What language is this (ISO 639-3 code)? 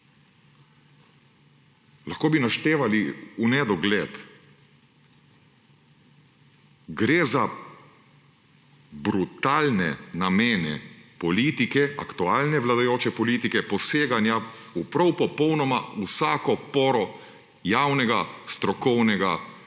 slv